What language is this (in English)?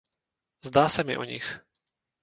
Czech